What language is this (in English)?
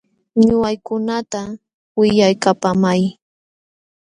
Jauja Wanca Quechua